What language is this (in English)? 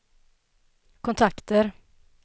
Swedish